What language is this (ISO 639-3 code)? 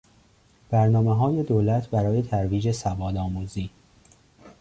fas